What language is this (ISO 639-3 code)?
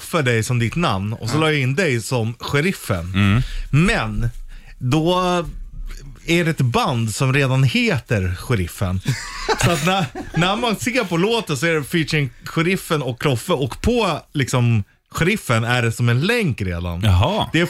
swe